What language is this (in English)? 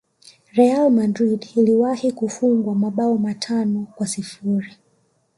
Swahili